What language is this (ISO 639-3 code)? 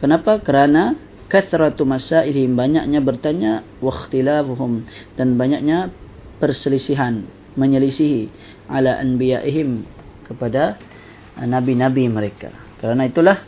msa